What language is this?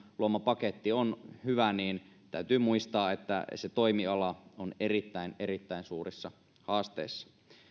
Finnish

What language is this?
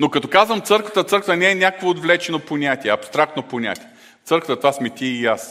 Bulgarian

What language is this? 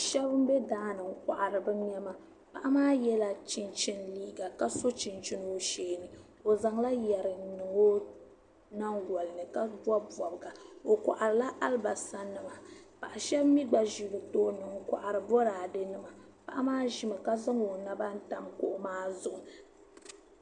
Dagbani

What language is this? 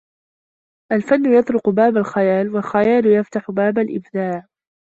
Arabic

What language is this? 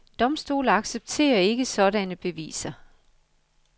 Danish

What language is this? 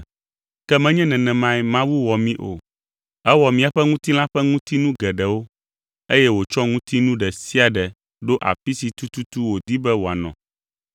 Ewe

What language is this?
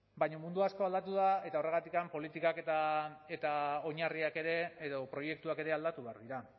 Basque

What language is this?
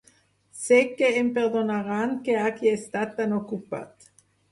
Catalan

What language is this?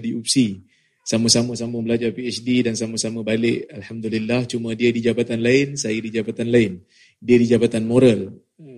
Malay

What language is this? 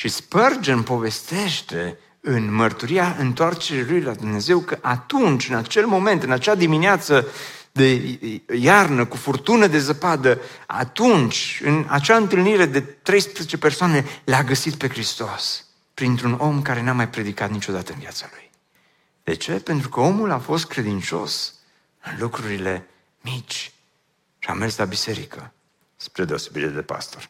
Romanian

